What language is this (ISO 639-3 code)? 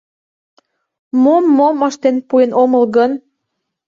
chm